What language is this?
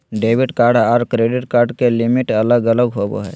Magahi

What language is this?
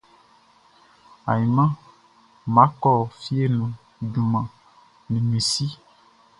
Baoulé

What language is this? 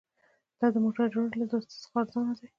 Pashto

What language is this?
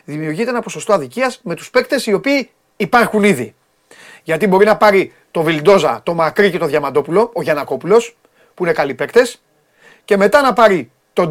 Greek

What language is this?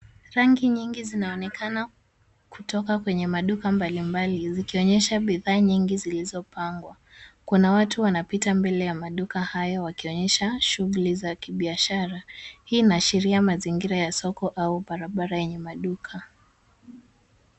Swahili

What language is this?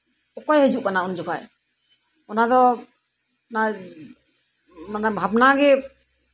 Santali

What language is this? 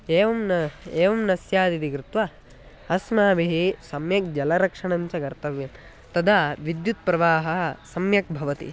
Sanskrit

